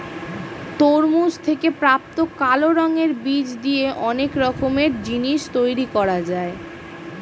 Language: Bangla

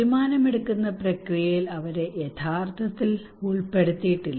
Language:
Malayalam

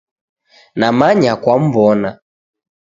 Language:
Taita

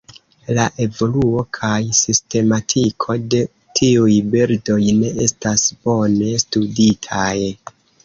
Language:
Esperanto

